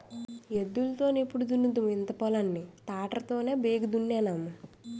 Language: Telugu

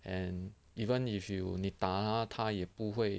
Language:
English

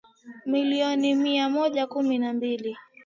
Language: Swahili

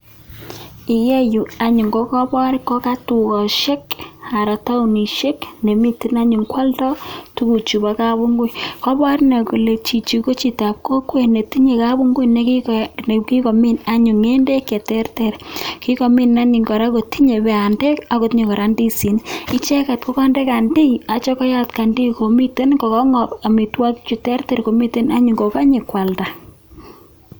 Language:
Kalenjin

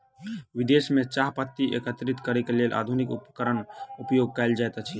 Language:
Maithili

